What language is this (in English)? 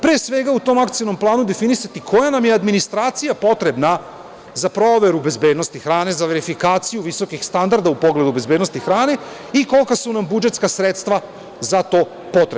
Serbian